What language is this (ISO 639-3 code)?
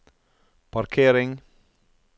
nor